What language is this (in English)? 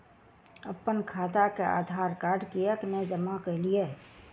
Maithili